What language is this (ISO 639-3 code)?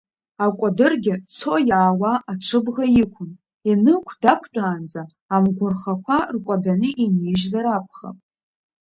abk